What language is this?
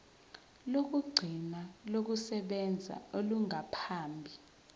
Zulu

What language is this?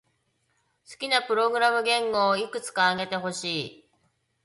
Japanese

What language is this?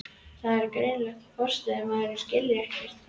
Icelandic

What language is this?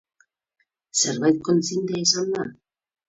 Basque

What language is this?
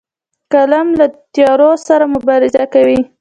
Pashto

